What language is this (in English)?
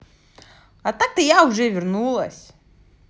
Russian